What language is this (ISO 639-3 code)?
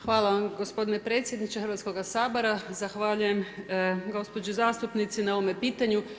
hrv